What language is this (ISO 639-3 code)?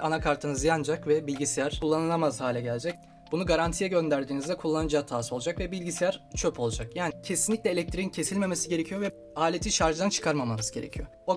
tur